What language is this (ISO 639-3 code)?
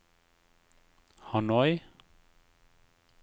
nor